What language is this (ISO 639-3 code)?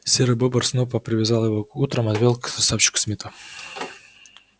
rus